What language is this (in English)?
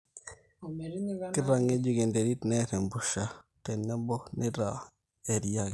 Masai